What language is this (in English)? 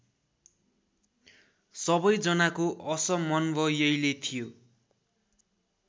Nepali